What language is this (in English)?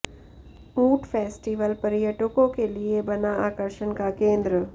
Hindi